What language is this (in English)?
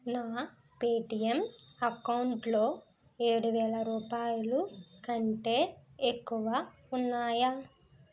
Telugu